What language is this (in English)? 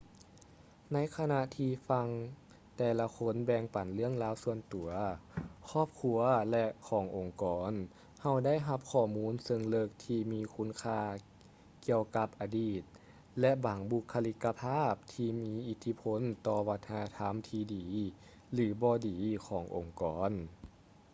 Lao